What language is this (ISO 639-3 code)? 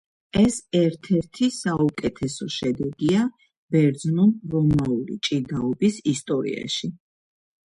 kat